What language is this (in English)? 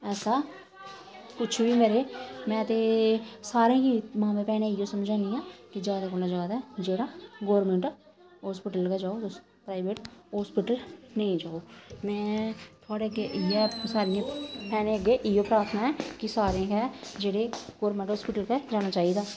Dogri